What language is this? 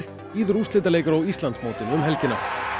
Icelandic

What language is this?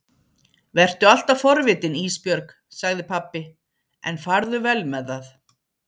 Icelandic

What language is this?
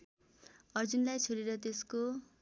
Nepali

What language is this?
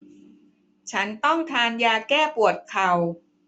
Thai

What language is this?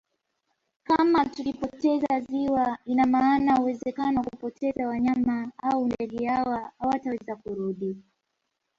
Swahili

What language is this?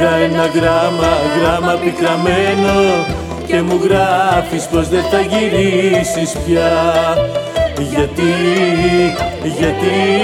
Greek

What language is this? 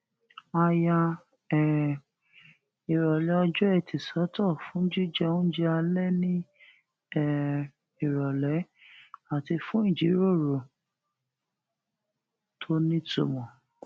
Yoruba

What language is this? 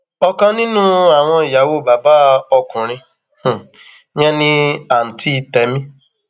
Yoruba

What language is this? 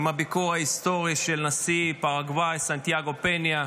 Hebrew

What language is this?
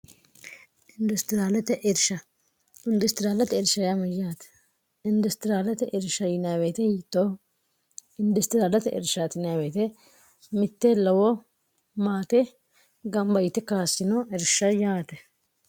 Sidamo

